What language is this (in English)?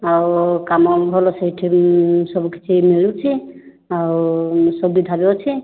Odia